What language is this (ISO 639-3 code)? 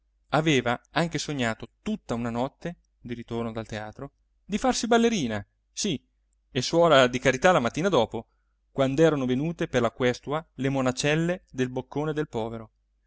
ita